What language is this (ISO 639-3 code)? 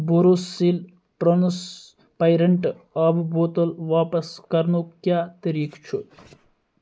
kas